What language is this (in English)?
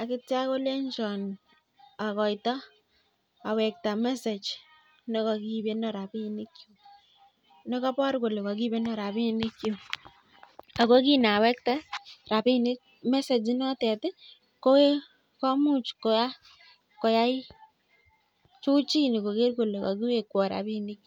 Kalenjin